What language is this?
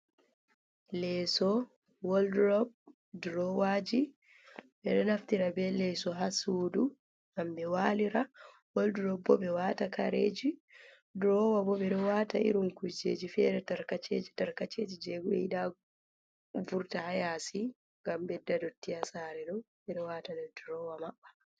Fula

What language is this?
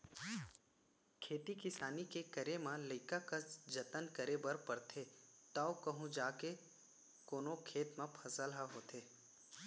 Chhattisgarhi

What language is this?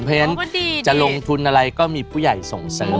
Thai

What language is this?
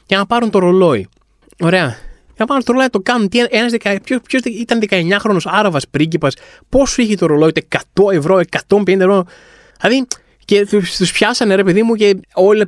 Greek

